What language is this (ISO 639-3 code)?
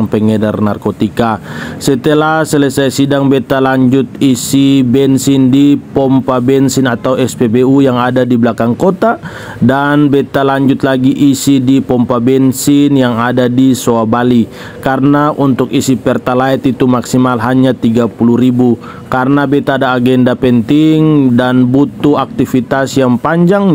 ind